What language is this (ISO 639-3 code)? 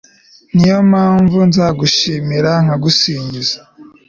kin